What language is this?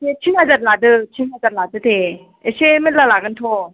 Bodo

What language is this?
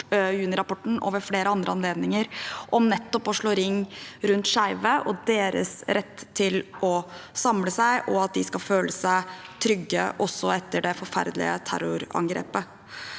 Norwegian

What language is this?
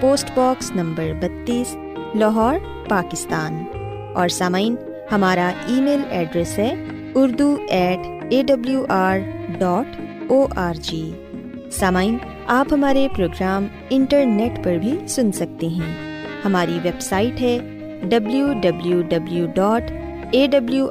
Urdu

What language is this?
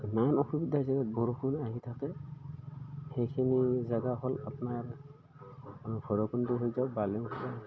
Assamese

